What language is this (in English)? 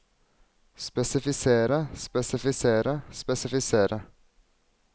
Norwegian